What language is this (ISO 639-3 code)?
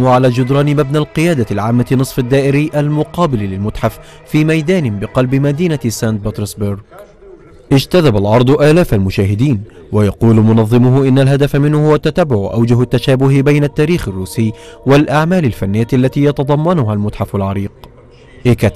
ara